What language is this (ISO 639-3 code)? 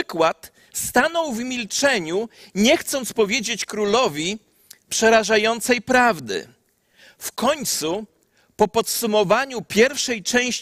pol